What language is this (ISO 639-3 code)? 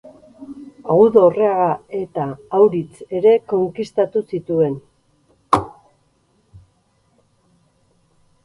eus